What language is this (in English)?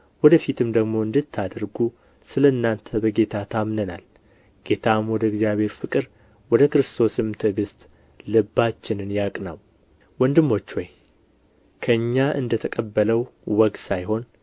Amharic